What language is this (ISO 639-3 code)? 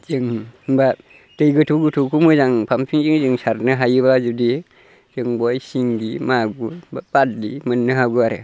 brx